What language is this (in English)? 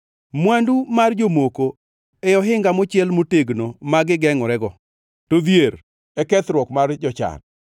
Luo (Kenya and Tanzania)